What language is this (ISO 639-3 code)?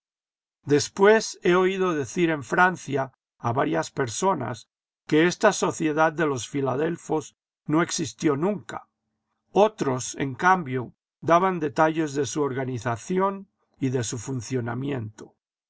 spa